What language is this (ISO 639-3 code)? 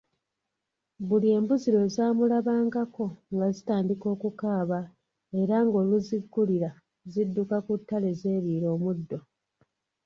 lug